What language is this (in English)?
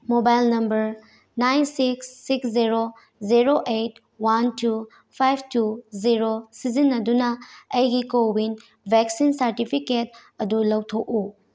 Manipuri